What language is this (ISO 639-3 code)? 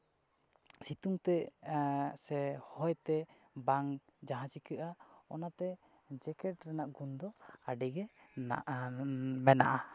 sat